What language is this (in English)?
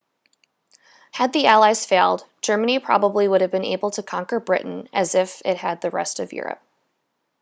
English